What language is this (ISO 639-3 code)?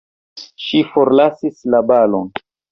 epo